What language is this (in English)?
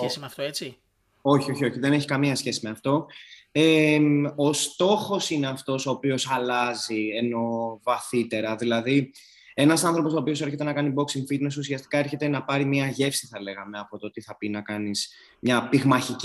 Greek